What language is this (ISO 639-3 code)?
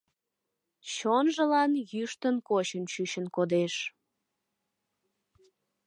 chm